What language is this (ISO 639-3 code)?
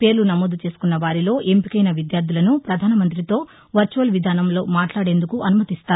tel